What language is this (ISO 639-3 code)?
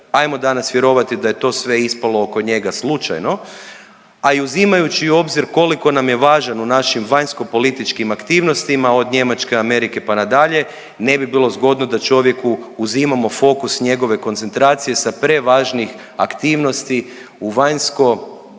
hrv